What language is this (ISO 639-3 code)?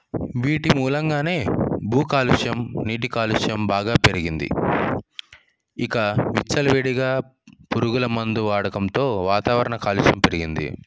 tel